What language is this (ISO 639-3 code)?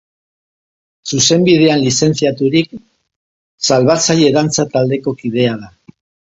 eus